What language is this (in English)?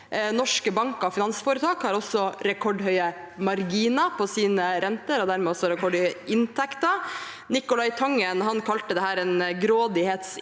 Norwegian